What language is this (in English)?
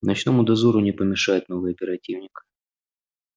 Russian